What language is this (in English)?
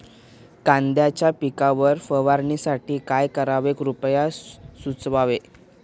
Marathi